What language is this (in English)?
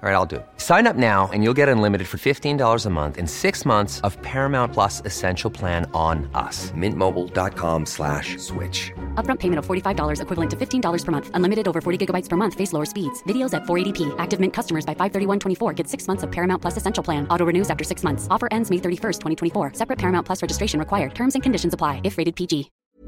Swedish